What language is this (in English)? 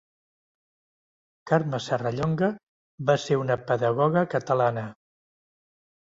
Catalan